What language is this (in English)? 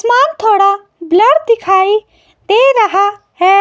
Hindi